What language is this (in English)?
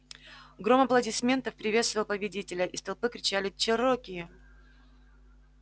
Russian